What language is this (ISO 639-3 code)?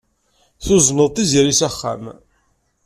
kab